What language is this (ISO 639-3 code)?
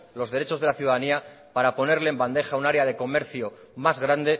spa